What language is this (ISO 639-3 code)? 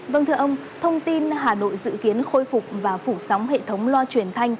vie